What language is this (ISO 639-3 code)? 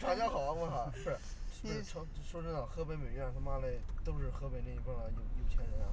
zho